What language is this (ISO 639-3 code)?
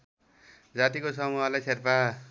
nep